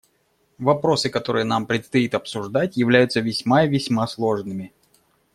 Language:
Russian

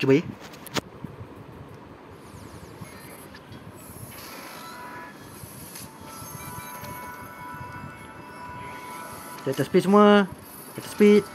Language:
Malay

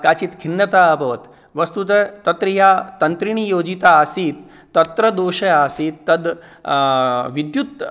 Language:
Sanskrit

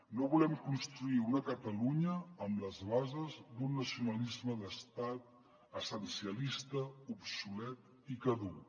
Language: Catalan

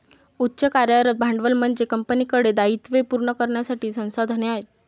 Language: Marathi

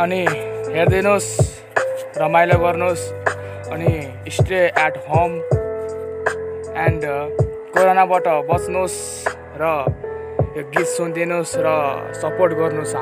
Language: French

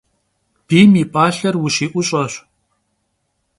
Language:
Kabardian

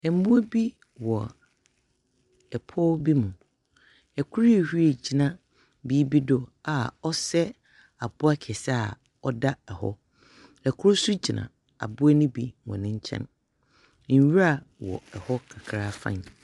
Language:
Akan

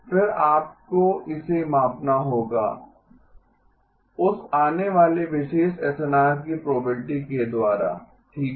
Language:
Hindi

